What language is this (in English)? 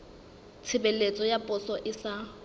Southern Sotho